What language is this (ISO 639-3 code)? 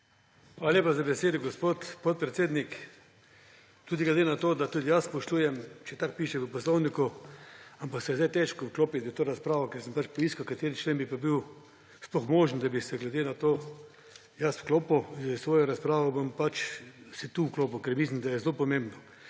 slv